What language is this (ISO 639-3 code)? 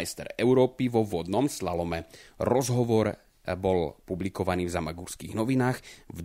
slk